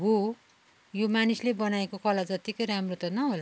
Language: Nepali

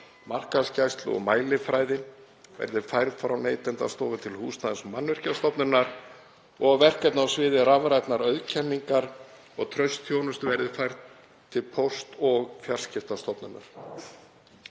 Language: Icelandic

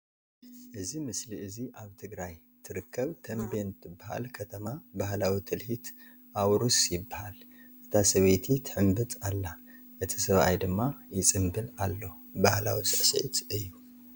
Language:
Tigrinya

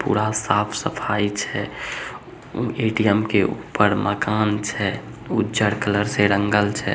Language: Magahi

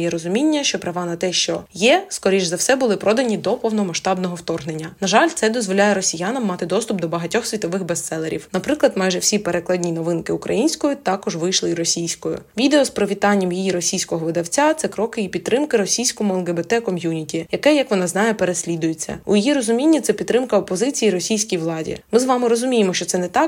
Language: Ukrainian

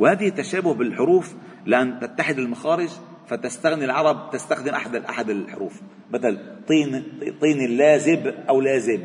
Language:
Arabic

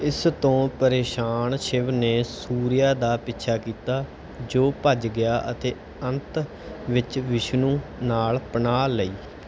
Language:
Punjabi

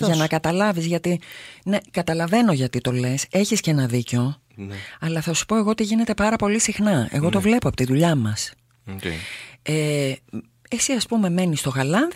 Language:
Greek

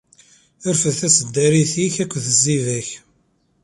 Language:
Kabyle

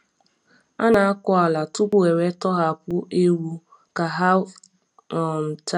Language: Igbo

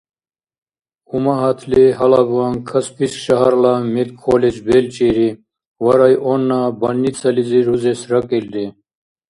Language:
Dargwa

